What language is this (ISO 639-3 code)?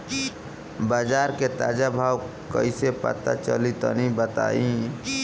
bho